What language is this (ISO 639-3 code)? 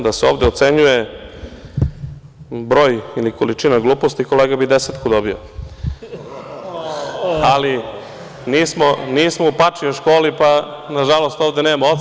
srp